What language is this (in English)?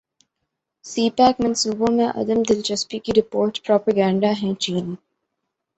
Urdu